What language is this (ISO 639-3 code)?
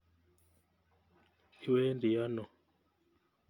kln